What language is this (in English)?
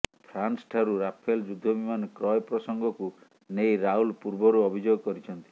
Odia